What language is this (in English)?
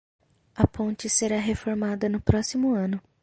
Portuguese